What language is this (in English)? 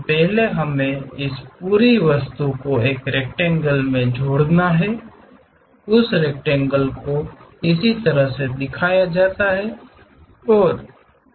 Hindi